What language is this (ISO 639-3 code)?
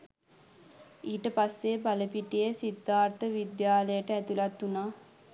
sin